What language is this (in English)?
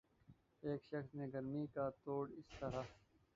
Urdu